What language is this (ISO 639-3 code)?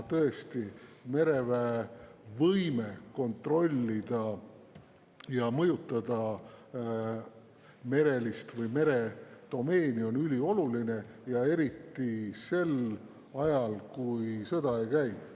est